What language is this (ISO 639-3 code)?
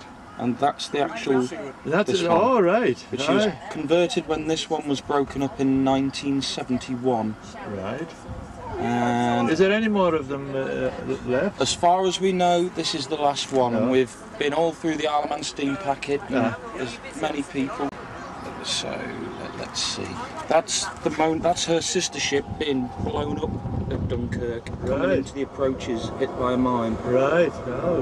eng